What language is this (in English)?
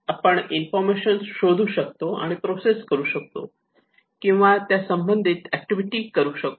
Marathi